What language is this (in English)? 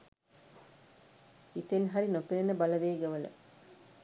Sinhala